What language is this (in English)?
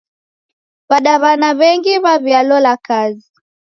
Taita